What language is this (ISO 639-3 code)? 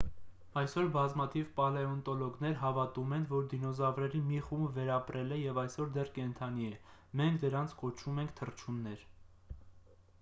hye